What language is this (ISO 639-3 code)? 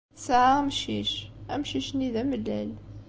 kab